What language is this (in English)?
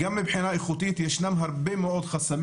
Hebrew